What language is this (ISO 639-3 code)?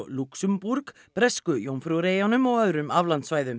isl